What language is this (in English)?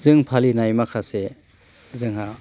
Bodo